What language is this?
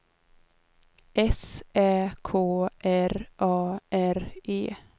Swedish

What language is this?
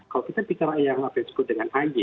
Indonesian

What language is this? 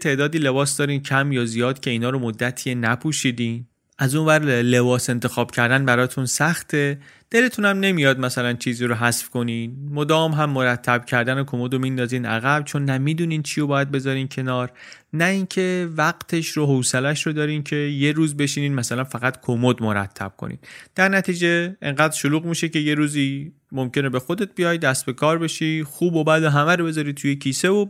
Persian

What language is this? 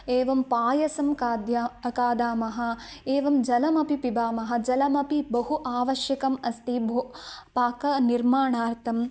Sanskrit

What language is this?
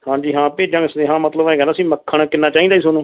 Punjabi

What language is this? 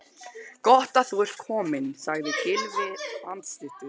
Icelandic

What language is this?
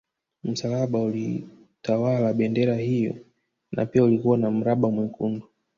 Swahili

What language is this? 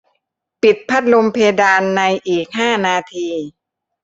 Thai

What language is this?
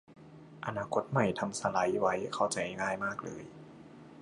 Thai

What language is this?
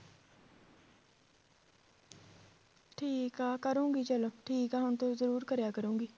Punjabi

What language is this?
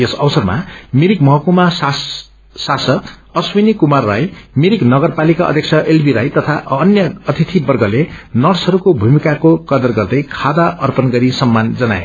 Nepali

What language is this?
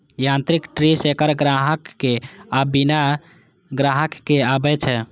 Maithili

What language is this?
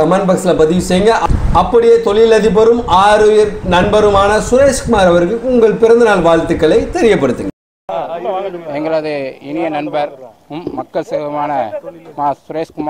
Tamil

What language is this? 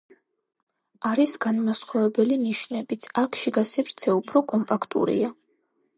Georgian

